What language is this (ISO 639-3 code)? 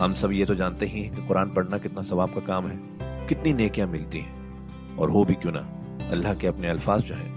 hin